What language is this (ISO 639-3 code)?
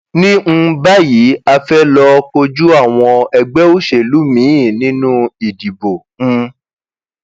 yor